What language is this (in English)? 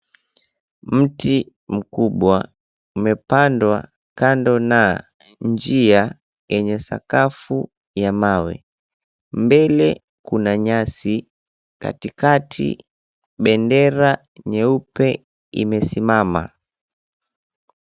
Swahili